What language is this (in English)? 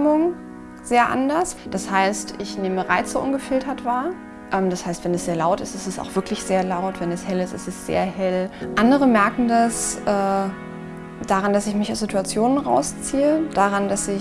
German